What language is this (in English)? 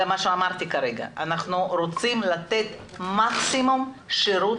Hebrew